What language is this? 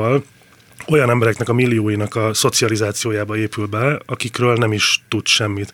Hungarian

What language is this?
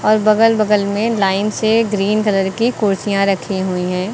Hindi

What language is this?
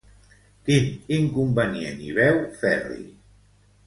Catalan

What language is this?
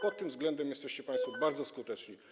Polish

